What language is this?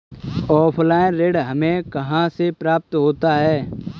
Hindi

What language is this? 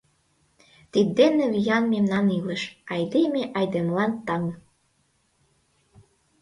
Mari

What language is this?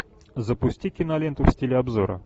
Russian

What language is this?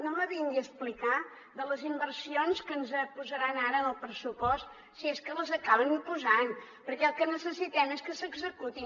Catalan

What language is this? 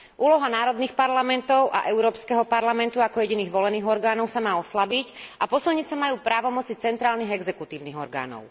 Slovak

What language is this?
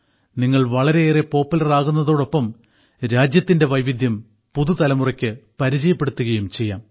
Malayalam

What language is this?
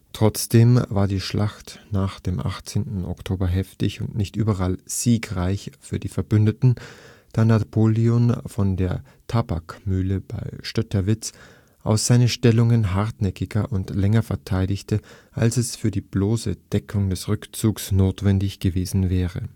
German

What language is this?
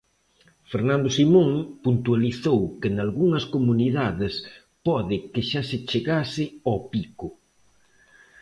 Galician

